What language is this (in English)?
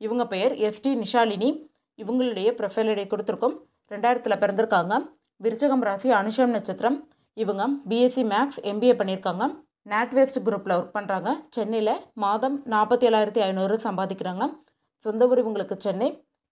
Tamil